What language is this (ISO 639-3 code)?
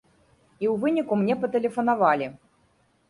bel